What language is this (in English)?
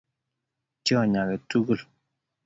Kalenjin